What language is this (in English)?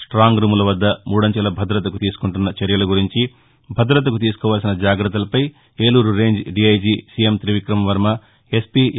Telugu